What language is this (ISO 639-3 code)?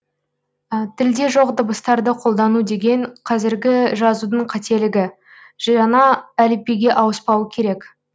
kaz